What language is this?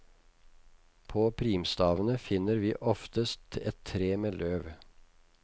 Norwegian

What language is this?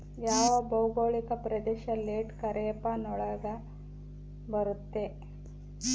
Kannada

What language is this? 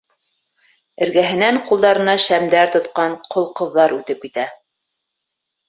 Bashkir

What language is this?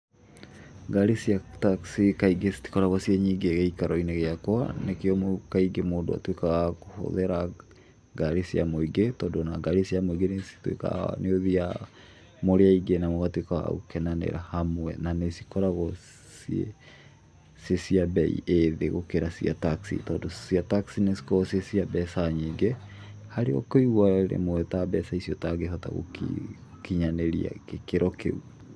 Kikuyu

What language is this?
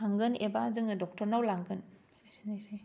Bodo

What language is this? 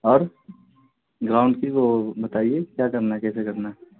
Urdu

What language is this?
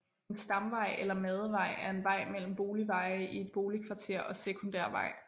Danish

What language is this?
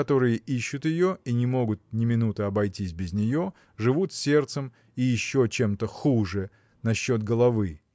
Russian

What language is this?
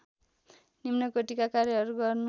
Nepali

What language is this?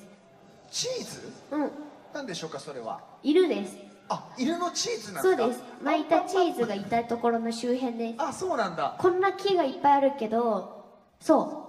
Japanese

